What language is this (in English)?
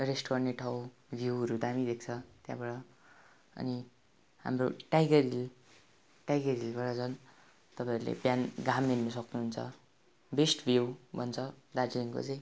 Nepali